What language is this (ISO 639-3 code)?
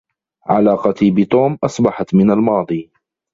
ara